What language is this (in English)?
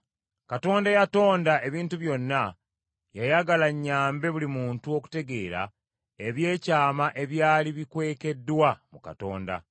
Ganda